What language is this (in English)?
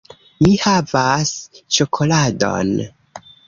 Esperanto